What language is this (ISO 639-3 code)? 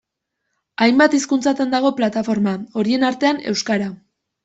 eus